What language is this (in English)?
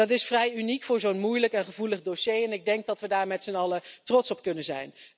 Dutch